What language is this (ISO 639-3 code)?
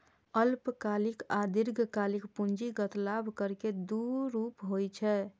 mai